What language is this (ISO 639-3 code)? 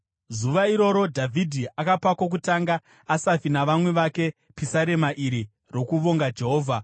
sna